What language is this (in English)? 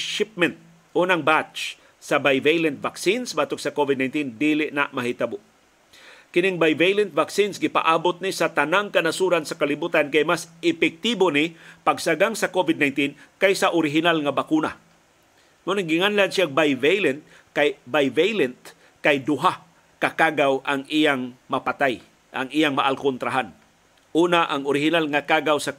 Filipino